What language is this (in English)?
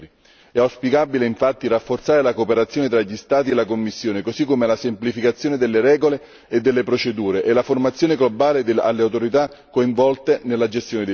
Italian